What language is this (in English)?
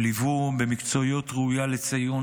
Hebrew